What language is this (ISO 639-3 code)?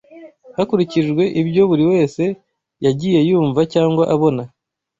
kin